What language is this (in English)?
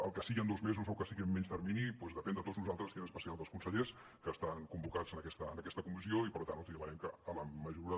Catalan